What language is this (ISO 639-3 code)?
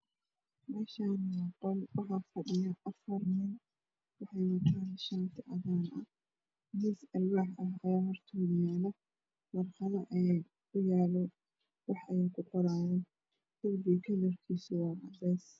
som